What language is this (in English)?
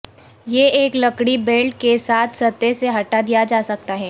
Urdu